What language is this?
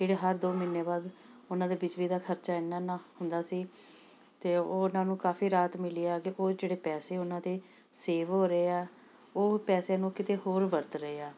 Punjabi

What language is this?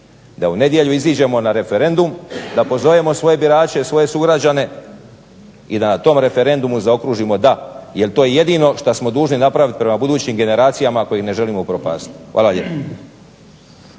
Croatian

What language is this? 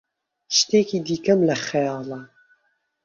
Central Kurdish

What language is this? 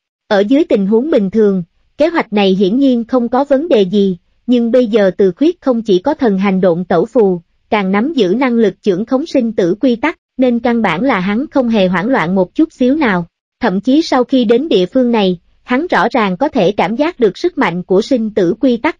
Vietnamese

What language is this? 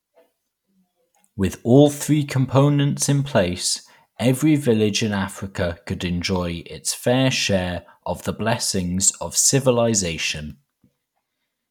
English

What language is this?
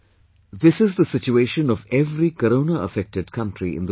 English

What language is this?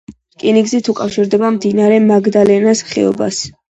Georgian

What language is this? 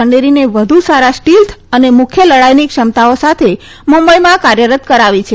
Gujarati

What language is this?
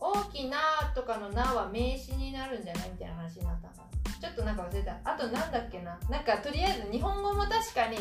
Japanese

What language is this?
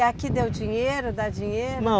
Portuguese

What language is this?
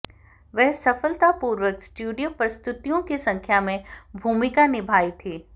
Hindi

